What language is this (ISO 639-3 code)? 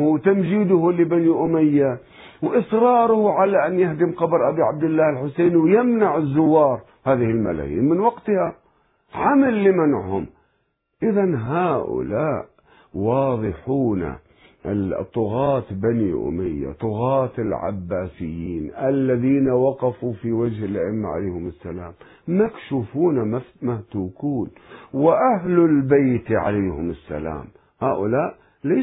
ara